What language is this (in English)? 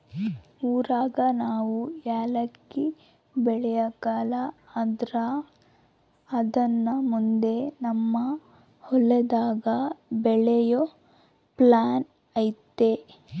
Kannada